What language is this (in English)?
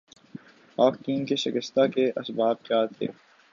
Urdu